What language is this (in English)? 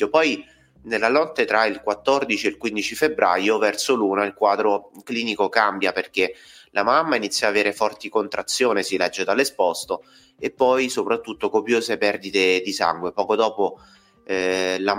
Italian